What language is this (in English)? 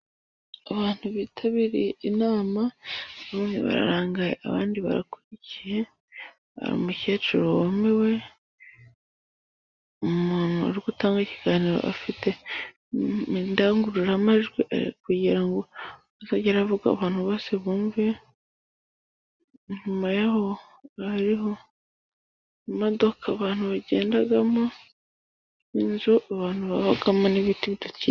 Kinyarwanda